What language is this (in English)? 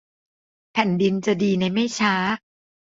Thai